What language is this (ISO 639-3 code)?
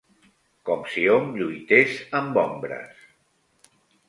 cat